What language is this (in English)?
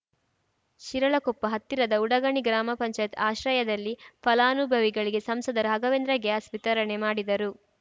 Kannada